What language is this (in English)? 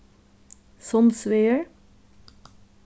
Faroese